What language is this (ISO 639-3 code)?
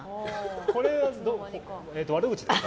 jpn